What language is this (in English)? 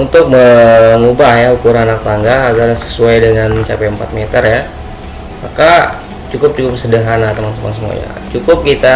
Indonesian